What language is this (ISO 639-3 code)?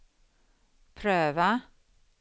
swe